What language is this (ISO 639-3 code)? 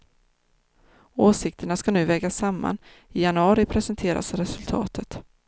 swe